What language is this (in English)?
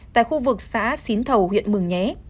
Vietnamese